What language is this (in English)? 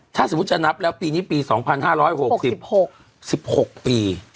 Thai